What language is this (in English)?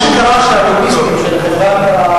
Hebrew